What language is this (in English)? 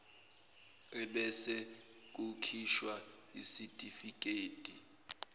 Zulu